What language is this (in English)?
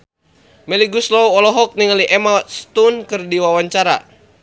Sundanese